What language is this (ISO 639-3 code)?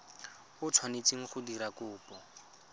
tsn